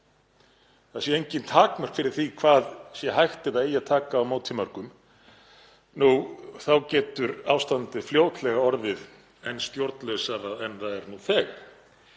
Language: Icelandic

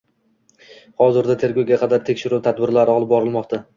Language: Uzbek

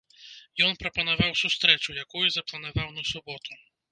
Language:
Belarusian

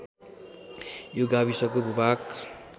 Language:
Nepali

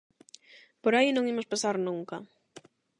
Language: Galician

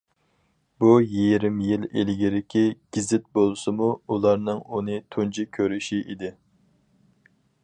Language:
Uyghur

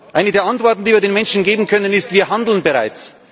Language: German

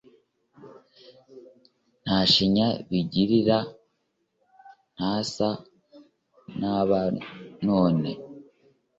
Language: Kinyarwanda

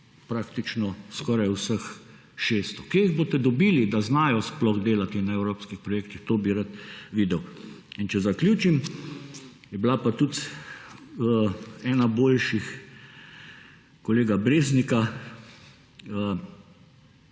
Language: Slovenian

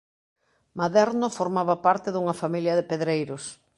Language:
Galician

